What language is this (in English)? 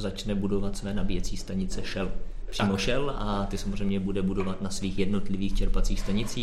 Czech